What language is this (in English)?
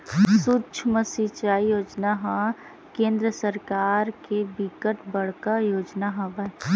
Chhattisgarhi